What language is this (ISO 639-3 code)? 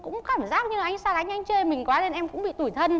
vie